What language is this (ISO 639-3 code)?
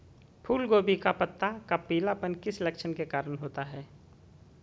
mag